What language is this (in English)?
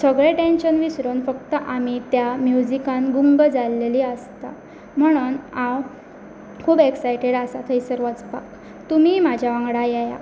Konkani